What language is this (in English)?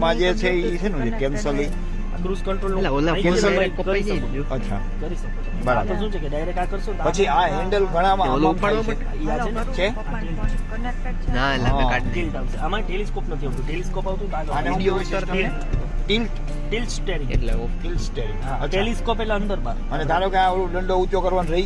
Gujarati